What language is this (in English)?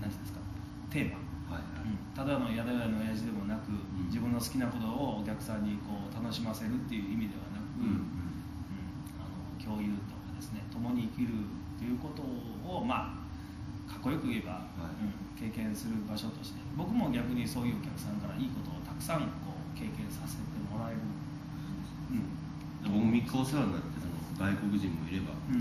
Japanese